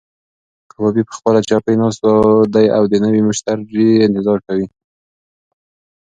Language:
Pashto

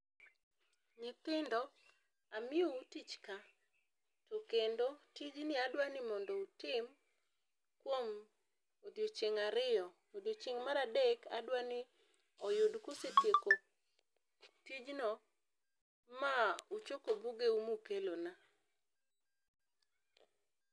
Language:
Luo (Kenya and Tanzania)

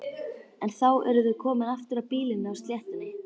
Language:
Icelandic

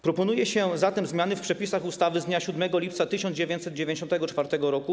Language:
Polish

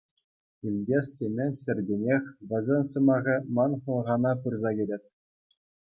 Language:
Chuvash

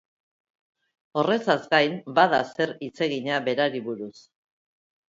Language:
Basque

